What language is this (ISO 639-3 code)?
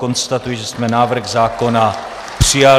ces